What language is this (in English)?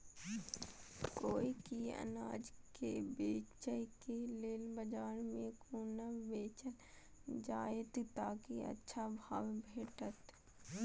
Maithili